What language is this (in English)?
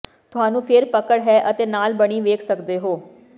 Punjabi